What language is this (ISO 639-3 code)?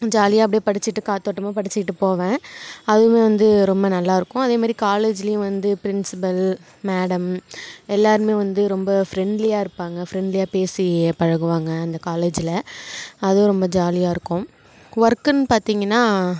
tam